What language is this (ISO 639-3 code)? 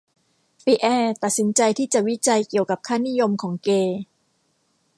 tha